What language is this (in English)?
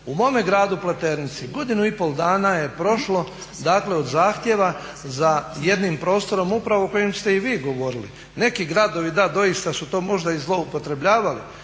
Croatian